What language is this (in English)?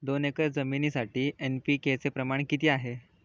Marathi